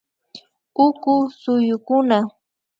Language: Imbabura Highland Quichua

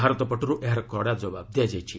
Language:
Odia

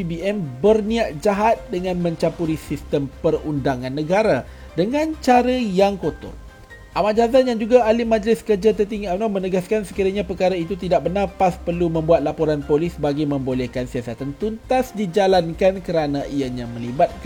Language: Malay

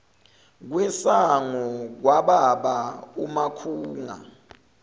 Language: Zulu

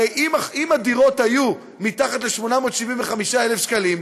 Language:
Hebrew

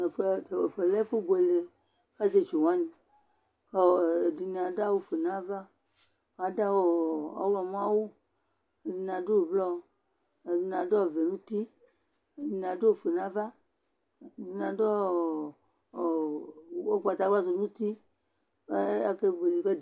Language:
Ikposo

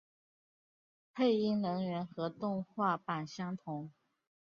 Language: Chinese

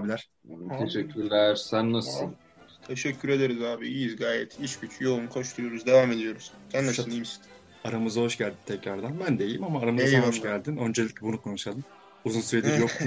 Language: Turkish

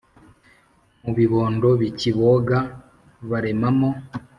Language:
Kinyarwanda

